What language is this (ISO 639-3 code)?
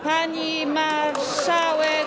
pol